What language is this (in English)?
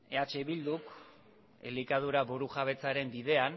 Basque